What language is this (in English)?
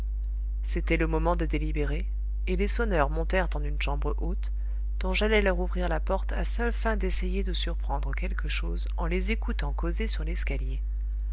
French